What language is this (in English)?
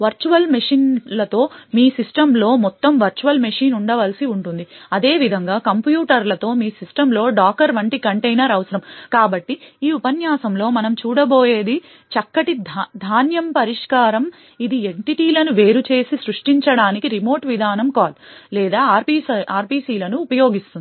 Telugu